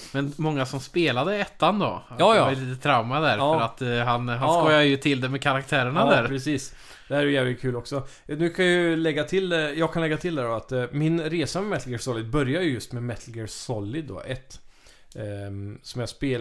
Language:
Swedish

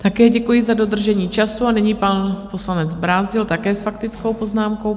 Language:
Czech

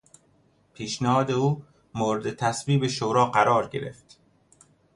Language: Persian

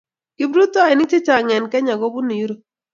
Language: Kalenjin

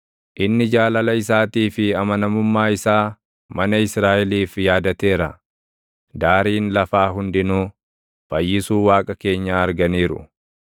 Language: Oromo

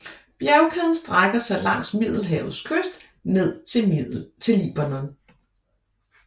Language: Danish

